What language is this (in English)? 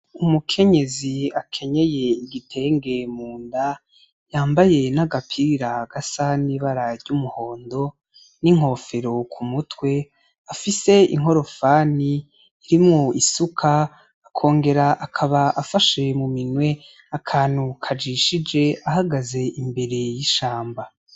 Rundi